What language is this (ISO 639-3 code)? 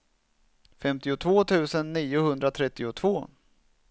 swe